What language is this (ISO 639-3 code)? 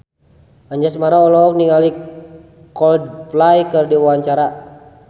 sun